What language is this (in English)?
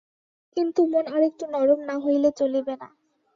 Bangla